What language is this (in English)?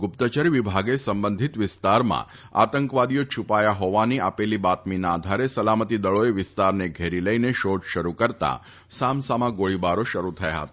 Gujarati